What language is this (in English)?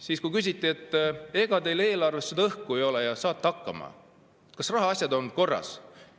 Estonian